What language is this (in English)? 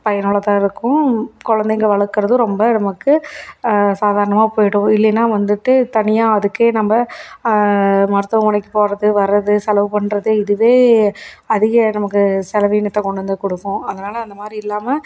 Tamil